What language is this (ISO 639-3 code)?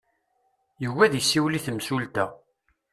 kab